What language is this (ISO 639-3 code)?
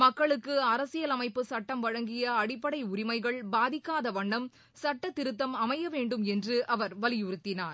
tam